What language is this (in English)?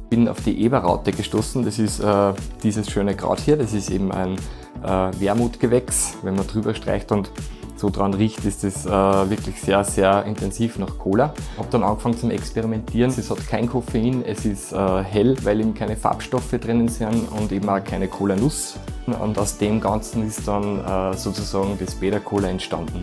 German